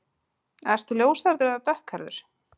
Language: Icelandic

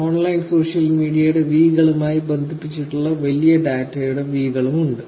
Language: Malayalam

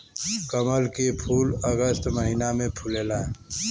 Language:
Bhojpuri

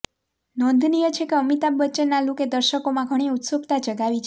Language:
Gujarati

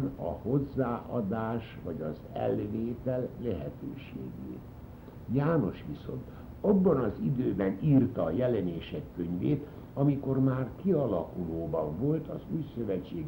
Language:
Hungarian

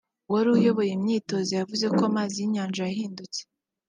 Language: Kinyarwanda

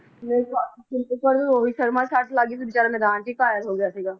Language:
Punjabi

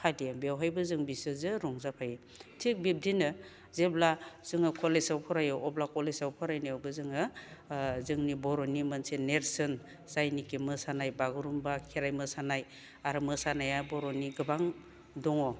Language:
Bodo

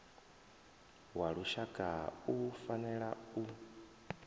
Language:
Venda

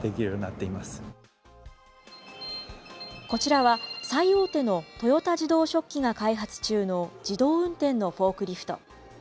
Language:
Japanese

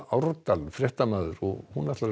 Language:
Icelandic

